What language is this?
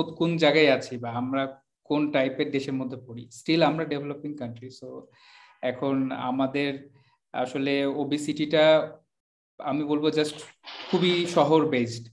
Bangla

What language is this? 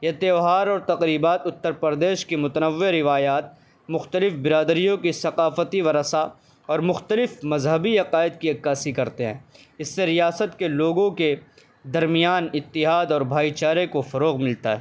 Urdu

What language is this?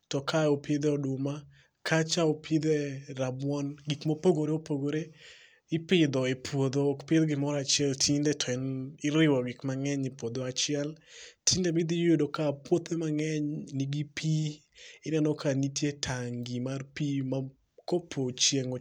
Luo (Kenya and Tanzania)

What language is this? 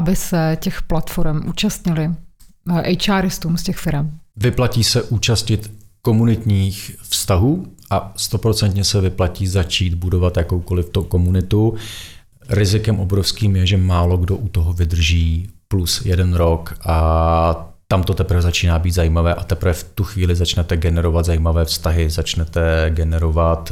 Czech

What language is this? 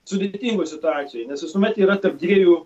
Lithuanian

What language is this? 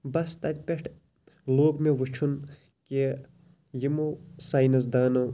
Kashmiri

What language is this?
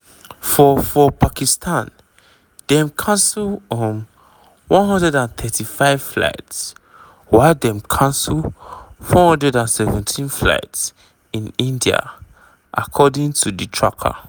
Nigerian Pidgin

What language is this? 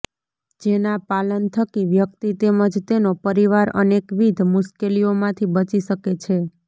Gujarati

